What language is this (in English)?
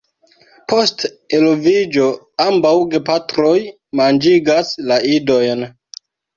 Esperanto